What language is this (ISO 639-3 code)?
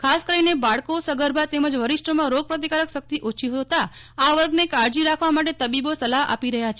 guj